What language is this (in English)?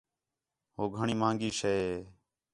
Khetrani